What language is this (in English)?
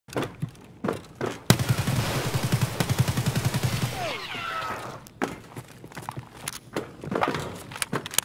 Russian